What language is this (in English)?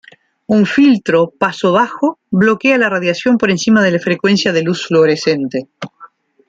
Spanish